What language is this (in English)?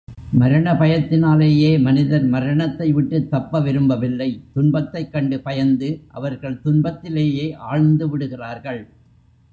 Tamil